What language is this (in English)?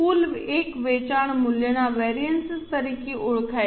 Gujarati